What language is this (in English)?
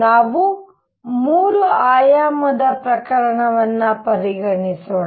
Kannada